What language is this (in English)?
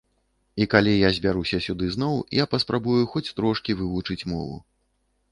Belarusian